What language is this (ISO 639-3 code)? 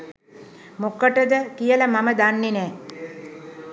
sin